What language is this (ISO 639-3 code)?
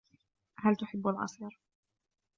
ara